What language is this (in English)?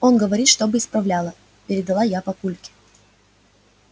Russian